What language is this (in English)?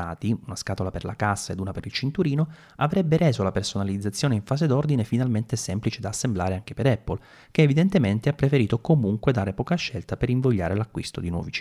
Italian